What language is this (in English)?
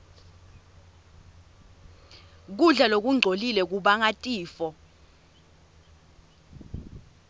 Swati